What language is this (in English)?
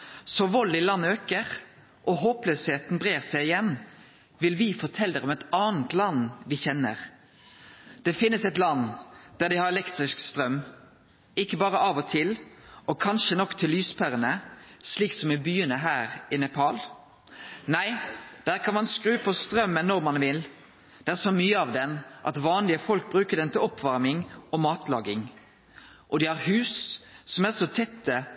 Norwegian Nynorsk